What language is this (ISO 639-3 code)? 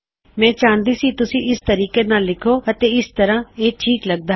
pan